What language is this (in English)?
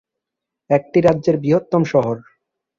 Bangla